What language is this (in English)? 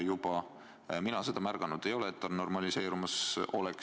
Estonian